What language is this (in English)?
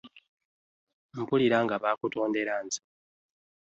Ganda